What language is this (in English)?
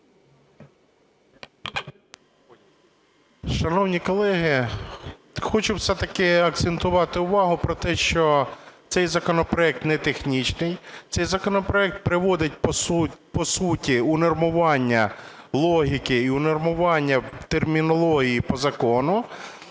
Ukrainian